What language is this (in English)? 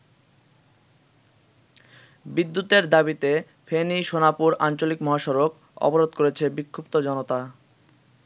Bangla